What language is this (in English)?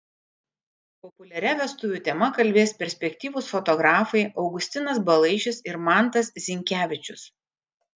Lithuanian